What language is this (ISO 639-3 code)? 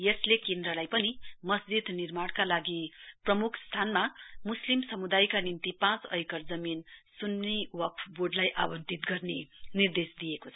nep